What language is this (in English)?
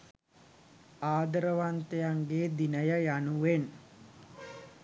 Sinhala